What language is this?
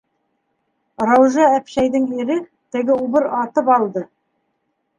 Bashkir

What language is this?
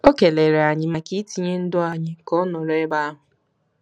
Igbo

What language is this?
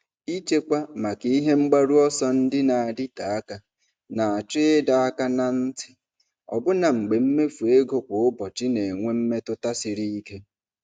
Igbo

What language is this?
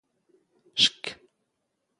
Standard Moroccan Tamazight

